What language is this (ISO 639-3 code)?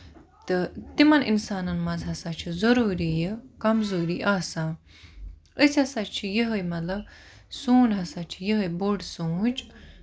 kas